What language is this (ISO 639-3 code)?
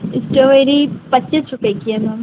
hin